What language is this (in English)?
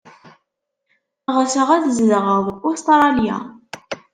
Kabyle